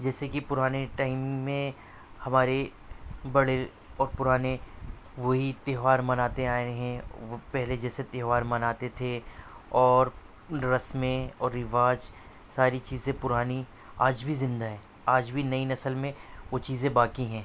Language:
Urdu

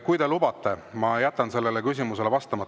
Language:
Estonian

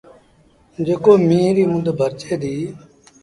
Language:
Sindhi Bhil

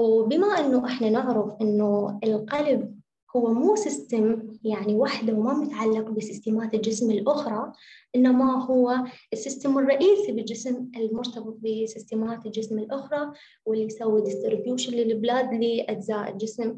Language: Arabic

